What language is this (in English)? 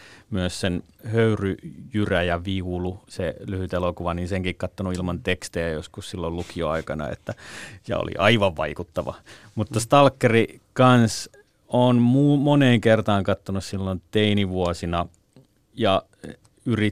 Finnish